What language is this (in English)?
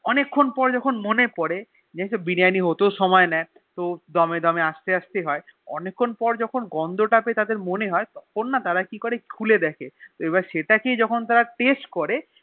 Bangla